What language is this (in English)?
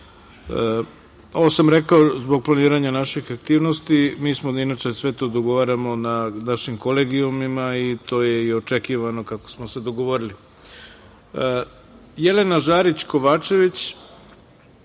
Serbian